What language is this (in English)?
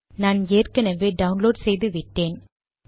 Tamil